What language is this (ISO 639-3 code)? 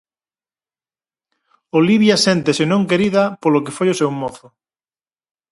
glg